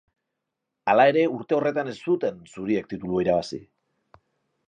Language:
Basque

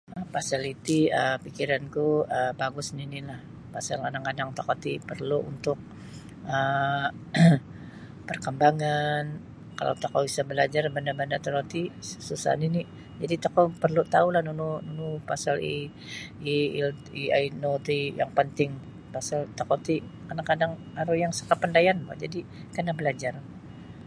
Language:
Sabah Bisaya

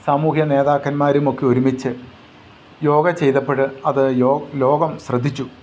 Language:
Malayalam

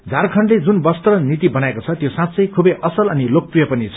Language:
Nepali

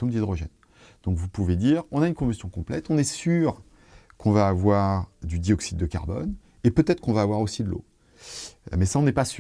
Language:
French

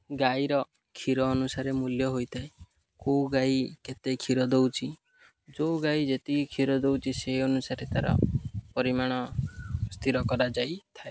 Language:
Odia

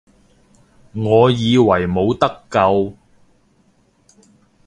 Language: Cantonese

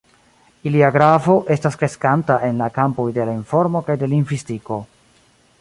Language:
Esperanto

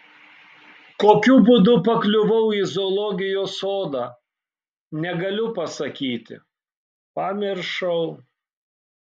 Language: Lithuanian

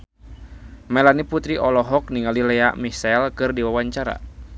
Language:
Sundanese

